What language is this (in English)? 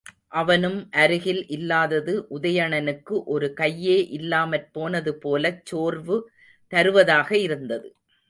Tamil